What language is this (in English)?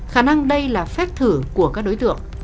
Vietnamese